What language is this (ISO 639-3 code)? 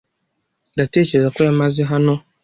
kin